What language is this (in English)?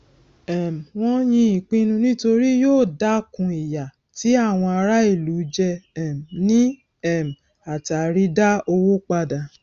Yoruba